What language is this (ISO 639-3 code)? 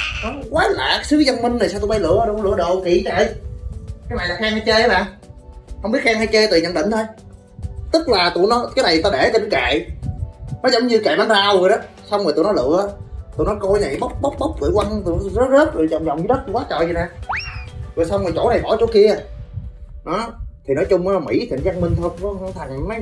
vie